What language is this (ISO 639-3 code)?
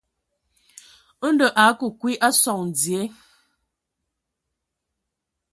ewo